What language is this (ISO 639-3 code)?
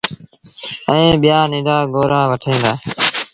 sbn